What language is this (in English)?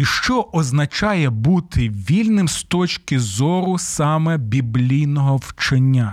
Ukrainian